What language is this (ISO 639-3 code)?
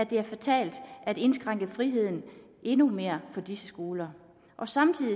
dan